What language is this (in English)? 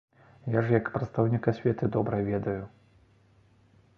Belarusian